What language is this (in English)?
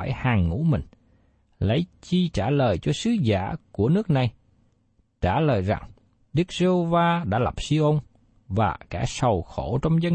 Vietnamese